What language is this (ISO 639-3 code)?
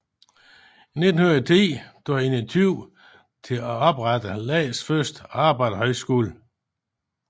dan